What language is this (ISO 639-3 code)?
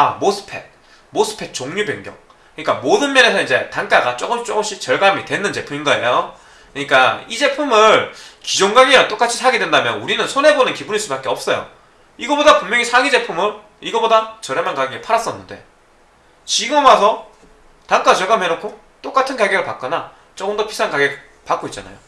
kor